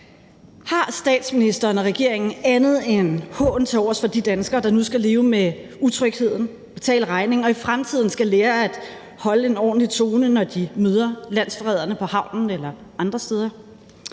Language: Danish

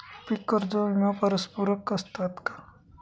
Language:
Marathi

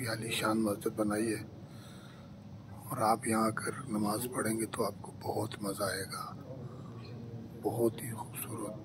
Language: Romanian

